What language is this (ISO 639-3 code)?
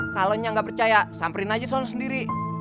ind